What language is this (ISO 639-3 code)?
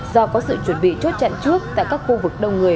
vie